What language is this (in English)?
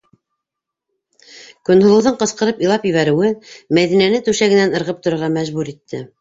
Bashkir